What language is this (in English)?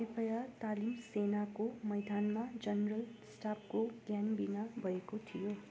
Nepali